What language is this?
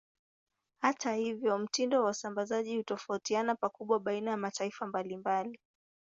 Swahili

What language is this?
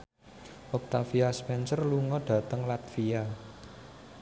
Javanese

